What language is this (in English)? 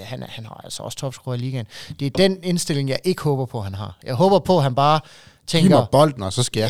Danish